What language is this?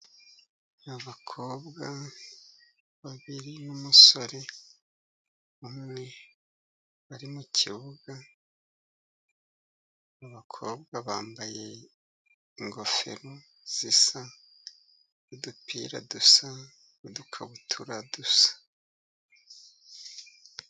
Kinyarwanda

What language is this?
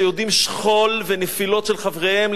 Hebrew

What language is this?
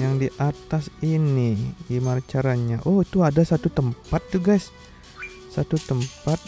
Indonesian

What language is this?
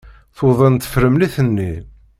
Kabyle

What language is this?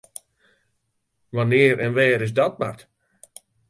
Western Frisian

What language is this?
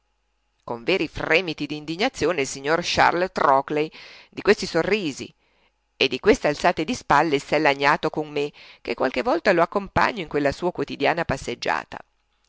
Italian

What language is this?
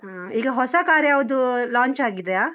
Kannada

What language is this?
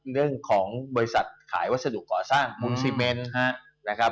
Thai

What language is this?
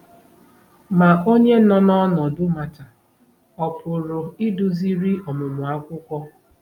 Igbo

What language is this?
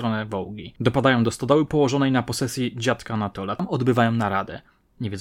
Polish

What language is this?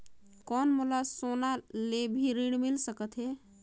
Chhattisgarhi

